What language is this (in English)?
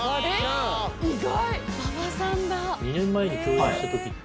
Japanese